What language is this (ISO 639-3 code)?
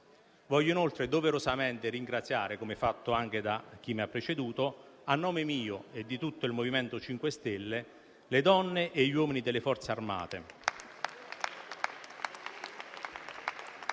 ita